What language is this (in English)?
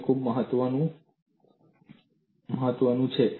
Gujarati